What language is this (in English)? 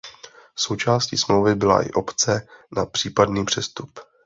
Czech